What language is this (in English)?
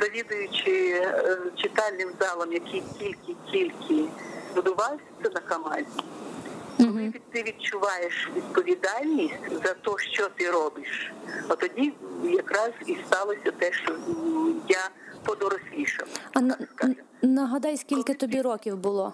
Ukrainian